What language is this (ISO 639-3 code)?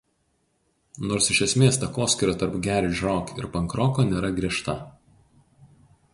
lit